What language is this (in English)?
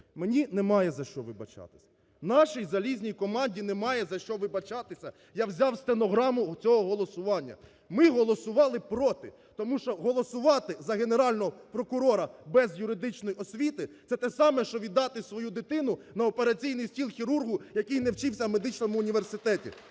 Ukrainian